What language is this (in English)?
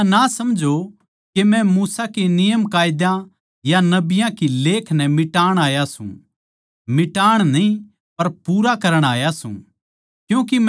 Haryanvi